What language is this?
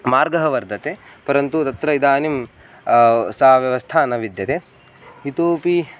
Sanskrit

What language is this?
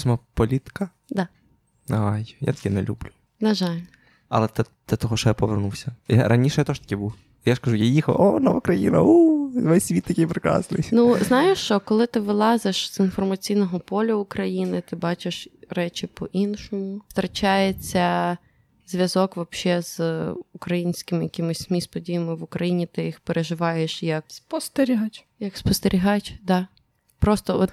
Ukrainian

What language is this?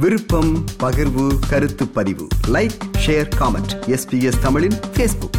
Tamil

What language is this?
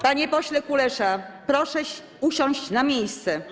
Polish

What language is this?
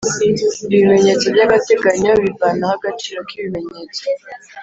Kinyarwanda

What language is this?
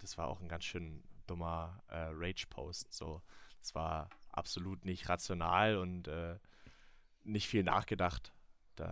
German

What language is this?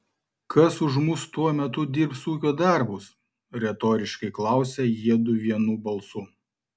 Lithuanian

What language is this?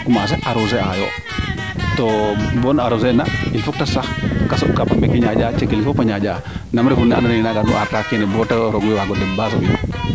Serer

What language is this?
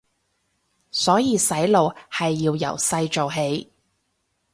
Cantonese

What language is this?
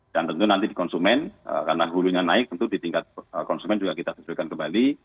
Indonesian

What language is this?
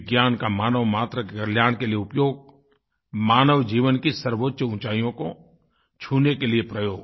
Hindi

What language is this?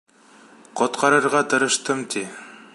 Bashkir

